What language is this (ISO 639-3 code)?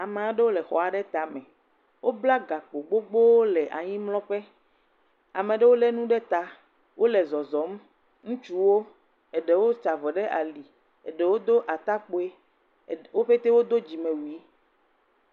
ewe